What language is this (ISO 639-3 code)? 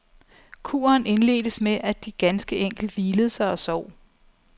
dan